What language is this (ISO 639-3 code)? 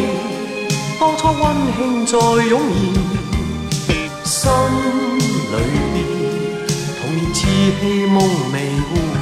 zho